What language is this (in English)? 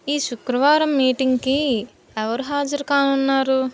Telugu